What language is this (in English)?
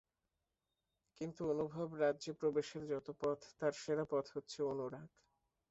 Bangla